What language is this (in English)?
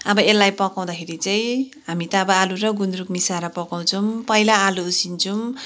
Nepali